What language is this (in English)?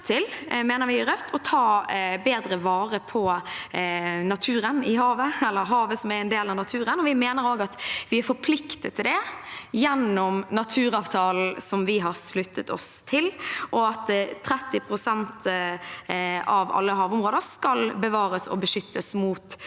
Norwegian